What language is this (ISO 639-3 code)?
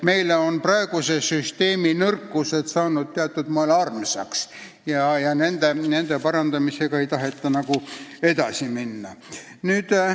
est